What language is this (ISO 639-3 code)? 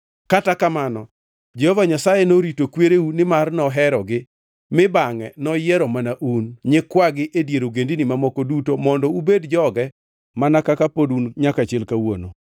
luo